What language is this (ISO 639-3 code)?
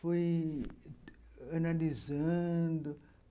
por